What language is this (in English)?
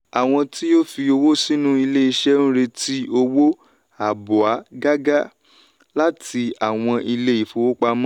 Yoruba